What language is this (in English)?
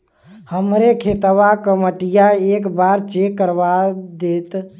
Bhojpuri